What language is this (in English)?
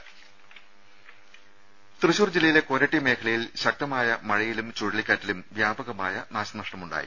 Malayalam